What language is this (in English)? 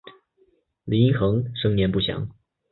Chinese